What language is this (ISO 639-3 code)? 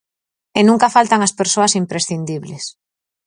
glg